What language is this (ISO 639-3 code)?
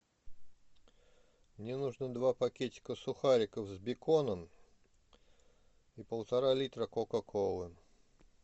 rus